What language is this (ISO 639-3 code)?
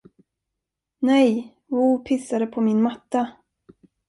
swe